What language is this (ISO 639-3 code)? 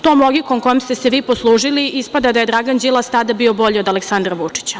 srp